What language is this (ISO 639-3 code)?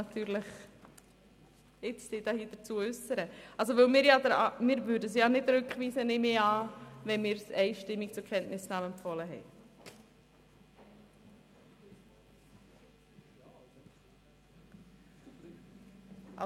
gsw